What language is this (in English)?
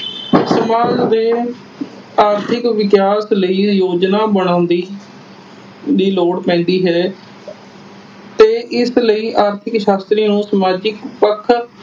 Punjabi